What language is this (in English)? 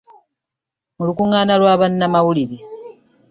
Ganda